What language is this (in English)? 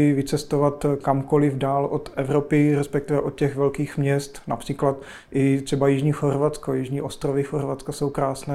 Czech